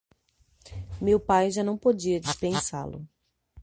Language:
Portuguese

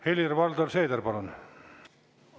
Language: Estonian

